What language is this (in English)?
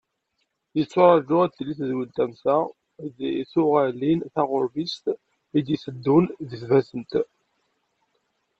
Kabyle